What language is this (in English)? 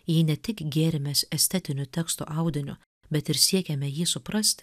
Lithuanian